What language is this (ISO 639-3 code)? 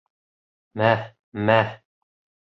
bak